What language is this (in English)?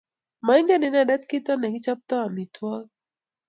Kalenjin